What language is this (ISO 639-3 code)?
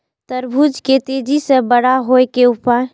mai